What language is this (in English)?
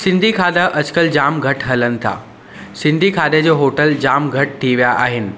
Sindhi